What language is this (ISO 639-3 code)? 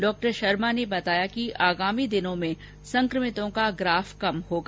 hin